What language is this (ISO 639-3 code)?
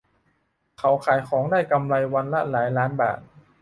tha